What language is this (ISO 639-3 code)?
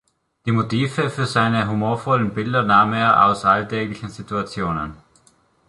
deu